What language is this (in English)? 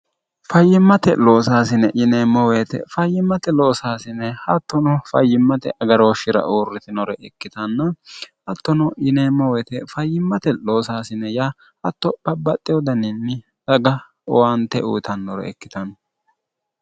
Sidamo